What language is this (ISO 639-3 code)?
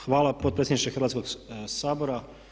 hrv